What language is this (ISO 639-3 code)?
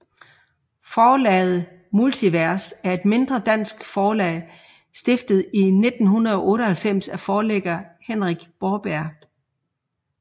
dan